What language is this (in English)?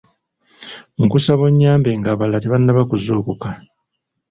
Ganda